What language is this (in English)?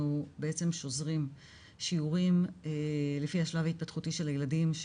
Hebrew